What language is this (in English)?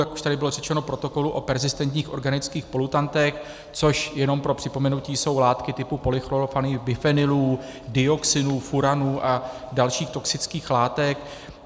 Czech